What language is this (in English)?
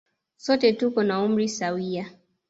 Swahili